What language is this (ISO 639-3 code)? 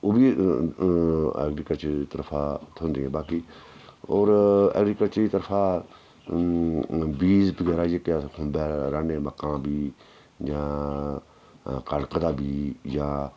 doi